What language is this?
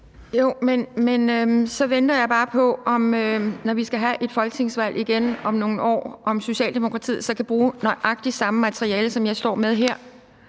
Danish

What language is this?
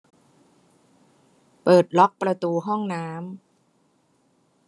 Thai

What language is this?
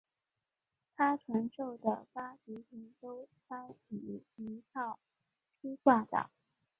Chinese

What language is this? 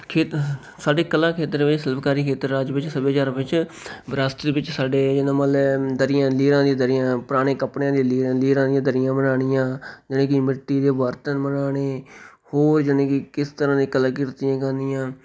Punjabi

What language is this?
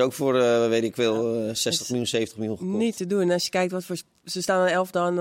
Dutch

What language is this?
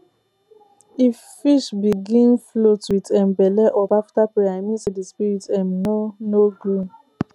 Nigerian Pidgin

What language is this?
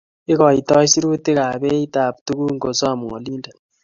Kalenjin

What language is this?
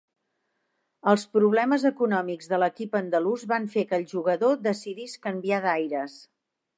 Catalan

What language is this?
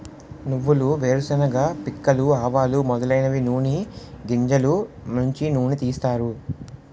Telugu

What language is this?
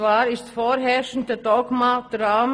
Swiss German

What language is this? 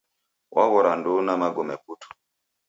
Taita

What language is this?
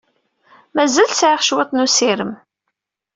Kabyle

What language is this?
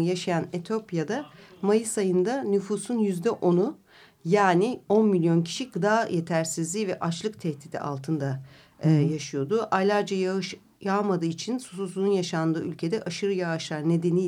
Turkish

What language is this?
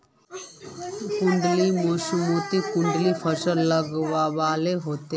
Magahi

